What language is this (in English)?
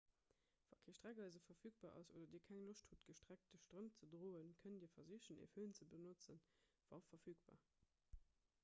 Luxembourgish